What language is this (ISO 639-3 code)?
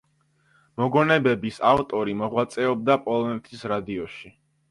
kat